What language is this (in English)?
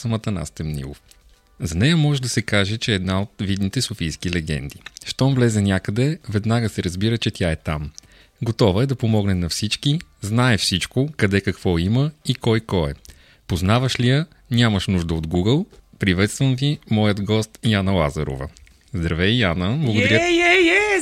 Bulgarian